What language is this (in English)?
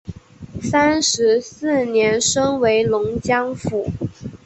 Chinese